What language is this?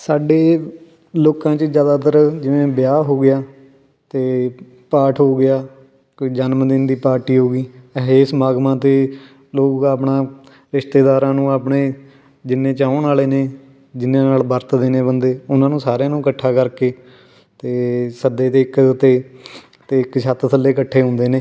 Punjabi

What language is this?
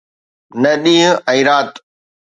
Sindhi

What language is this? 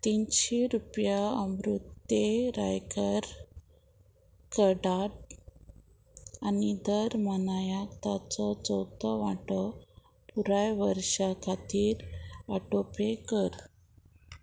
Konkani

